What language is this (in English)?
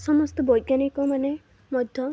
Odia